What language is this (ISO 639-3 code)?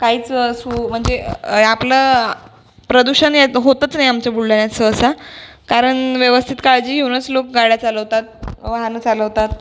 mar